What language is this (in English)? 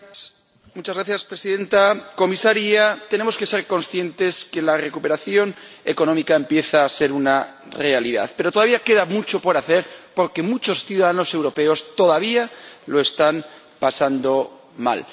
Spanish